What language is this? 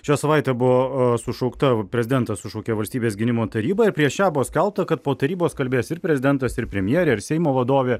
Lithuanian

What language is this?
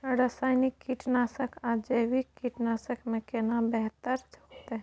Maithili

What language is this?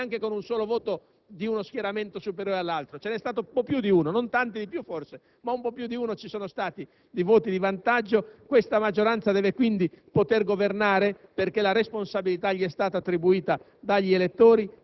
Italian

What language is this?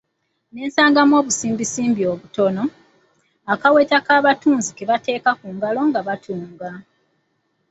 Ganda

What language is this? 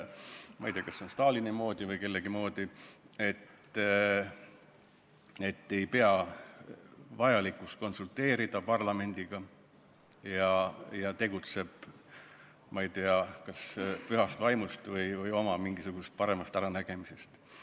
Estonian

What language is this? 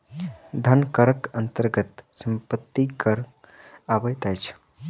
Maithili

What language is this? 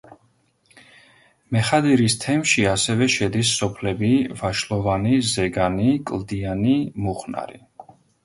Georgian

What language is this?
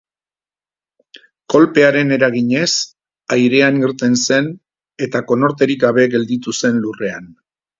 Basque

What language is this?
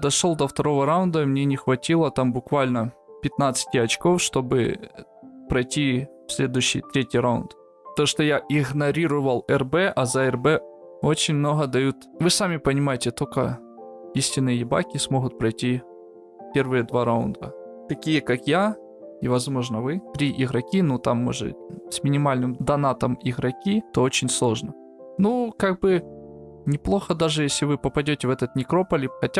Russian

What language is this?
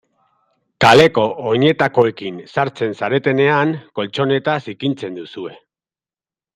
Basque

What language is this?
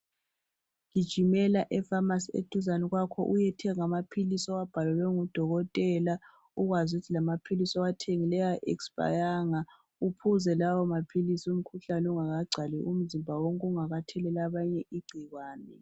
North Ndebele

